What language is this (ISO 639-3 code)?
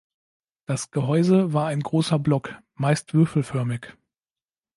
deu